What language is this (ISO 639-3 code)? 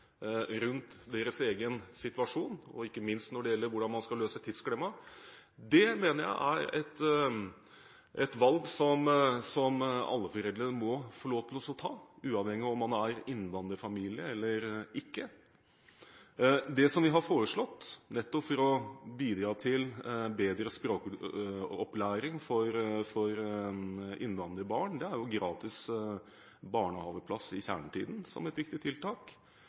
nob